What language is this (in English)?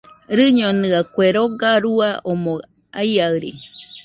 Nüpode Huitoto